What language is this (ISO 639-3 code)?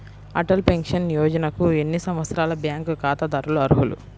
tel